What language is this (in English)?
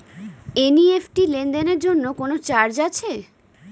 Bangla